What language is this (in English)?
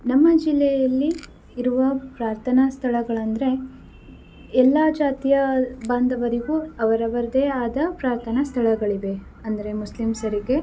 Kannada